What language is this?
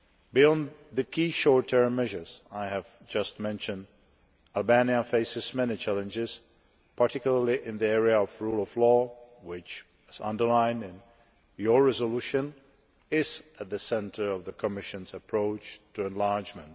English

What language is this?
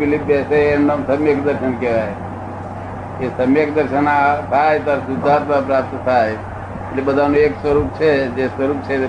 Gujarati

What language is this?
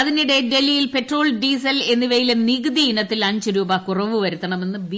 Malayalam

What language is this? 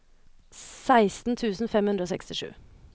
Norwegian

